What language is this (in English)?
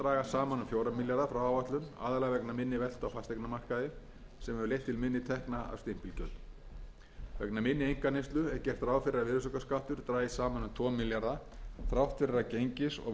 Icelandic